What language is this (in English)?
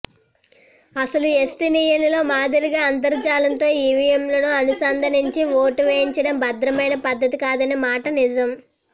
Telugu